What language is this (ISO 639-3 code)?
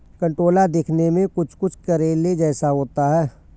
hin